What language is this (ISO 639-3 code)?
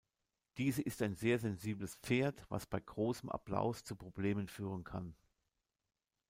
deu